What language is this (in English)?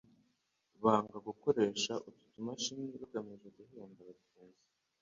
Kinyarwanda